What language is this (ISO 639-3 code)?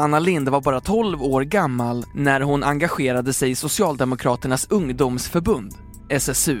swe